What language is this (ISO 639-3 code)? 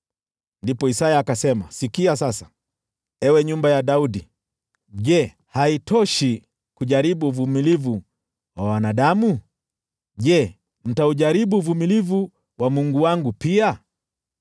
swa